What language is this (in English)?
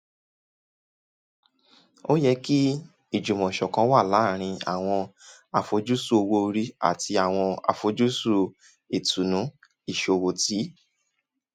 Yoruba